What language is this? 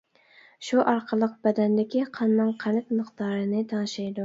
Uyghur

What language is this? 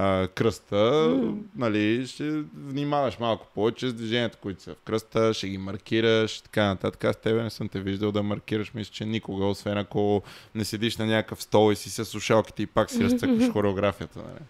Bulgarian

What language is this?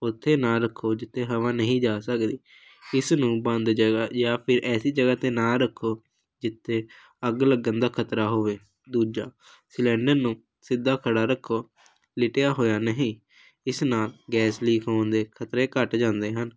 Punjabi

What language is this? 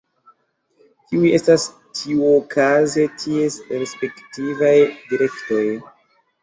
Esperanto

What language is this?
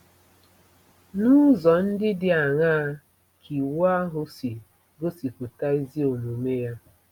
Igbo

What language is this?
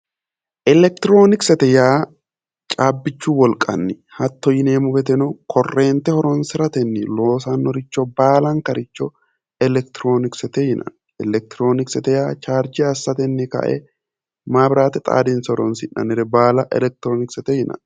Sidamo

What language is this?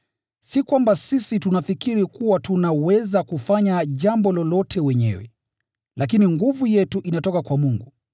Swahili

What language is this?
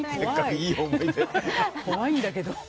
Japanese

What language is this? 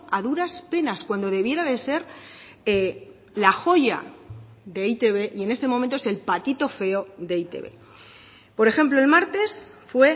Spanish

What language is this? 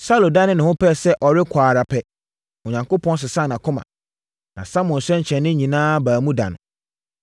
Akan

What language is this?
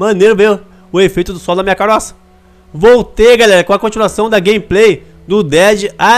Portuguese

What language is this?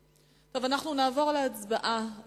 Hebrew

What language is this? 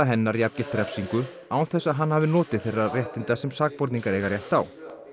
Icelandic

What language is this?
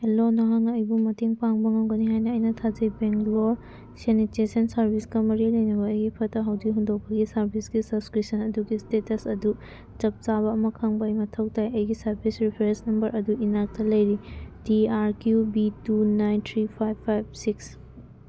Manipuri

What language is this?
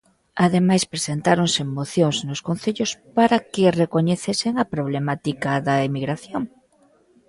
Galician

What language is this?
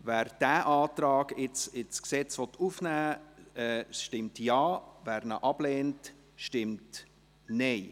Swiss German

